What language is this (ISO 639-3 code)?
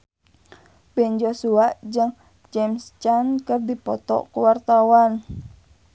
sun